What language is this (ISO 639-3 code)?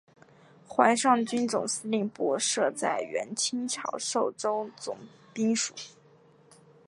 zho